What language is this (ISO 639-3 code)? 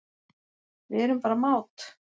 isl